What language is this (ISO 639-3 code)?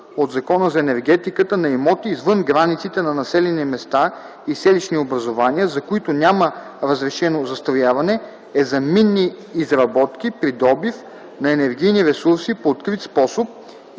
bul